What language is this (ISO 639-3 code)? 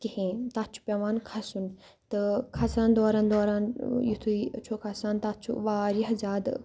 kas